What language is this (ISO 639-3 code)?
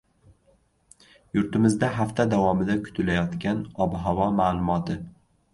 uzb